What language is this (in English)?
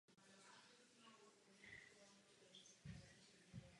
Czech